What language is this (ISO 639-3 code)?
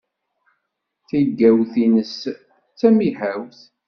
kab